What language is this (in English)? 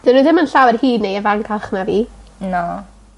Welsh